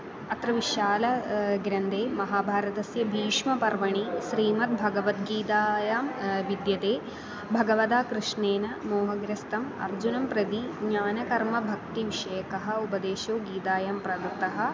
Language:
Sanskrit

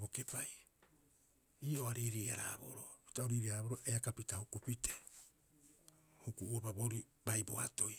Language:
Rapoisi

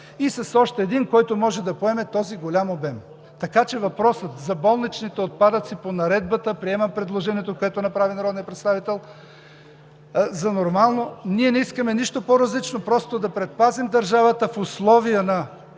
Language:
Bulgarian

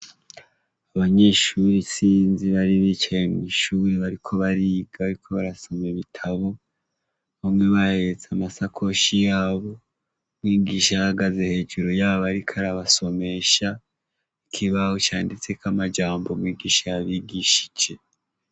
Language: Rundi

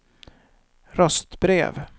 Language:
Swedish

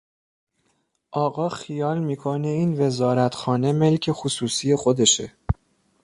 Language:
Persian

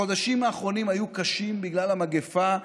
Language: Hebrew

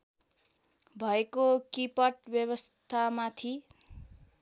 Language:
Nepali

